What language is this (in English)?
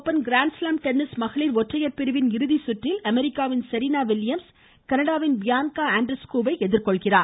Tamil